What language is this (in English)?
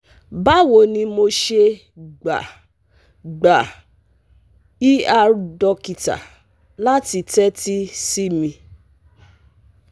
Yoruba